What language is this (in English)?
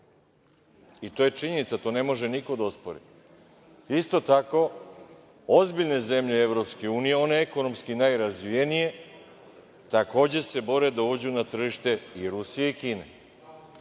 Serbian